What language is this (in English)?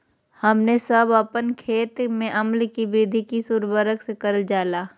Magahi